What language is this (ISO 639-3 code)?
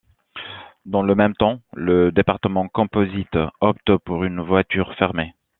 fra